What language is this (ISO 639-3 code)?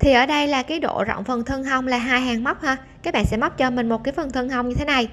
vie